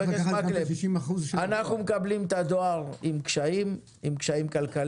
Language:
Hebrew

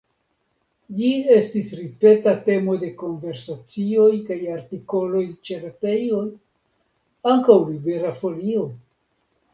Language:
Esperanto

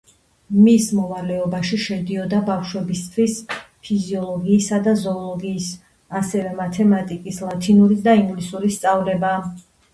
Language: Georgian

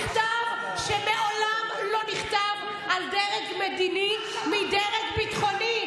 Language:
Hebrew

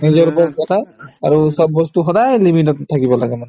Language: Assamese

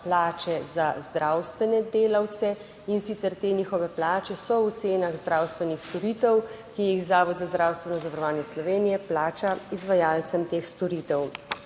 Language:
Slovenian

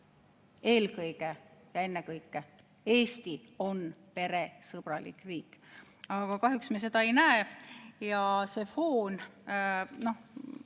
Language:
Estonian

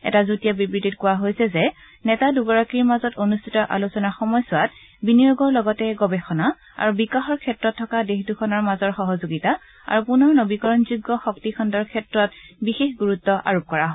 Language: Assamese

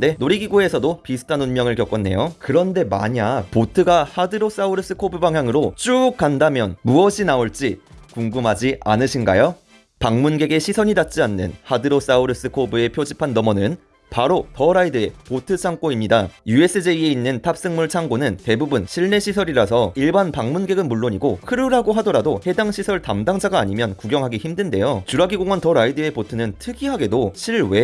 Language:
Korean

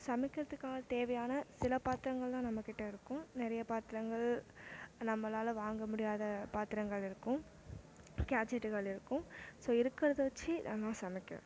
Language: Tamil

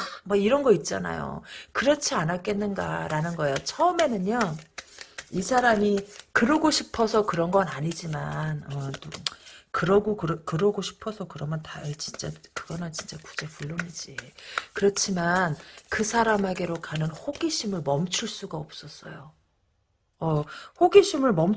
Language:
Korean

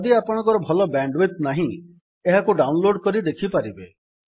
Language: Odia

